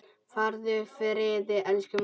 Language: Icelandic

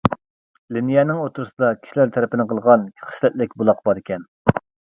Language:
Uyghur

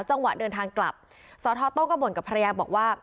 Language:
Thai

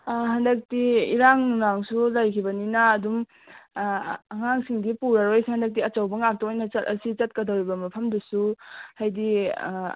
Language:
Manipuri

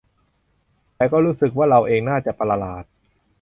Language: Thai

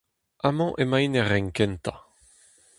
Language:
Breton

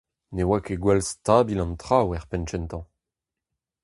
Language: Breton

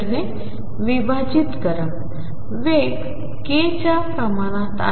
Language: Marathi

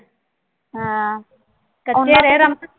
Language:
Punjabi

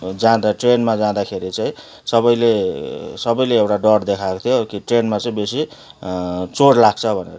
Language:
Nepali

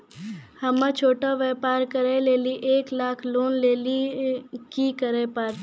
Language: Maithili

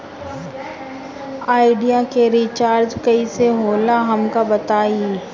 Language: Bhojpuri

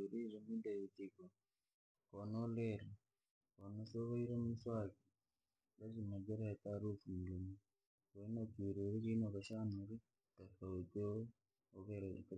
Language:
Langi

